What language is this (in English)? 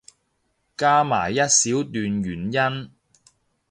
Cantonese